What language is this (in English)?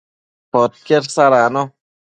Matsés